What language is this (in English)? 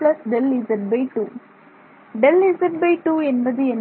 Tamil